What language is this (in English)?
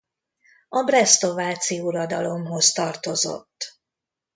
Hungarian